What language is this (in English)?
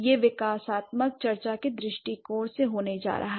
Hindi